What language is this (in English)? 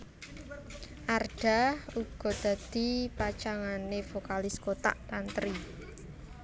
Javanese